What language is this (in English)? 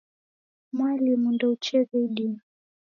Taita